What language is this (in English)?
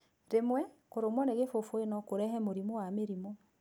Kikuyu